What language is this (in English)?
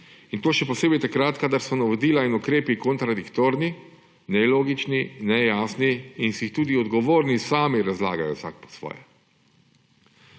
Slovenian